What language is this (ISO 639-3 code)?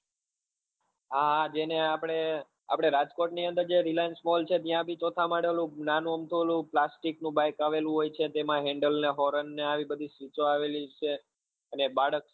guj